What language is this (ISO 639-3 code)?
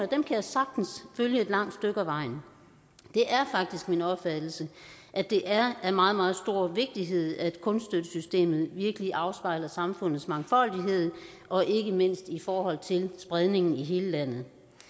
dan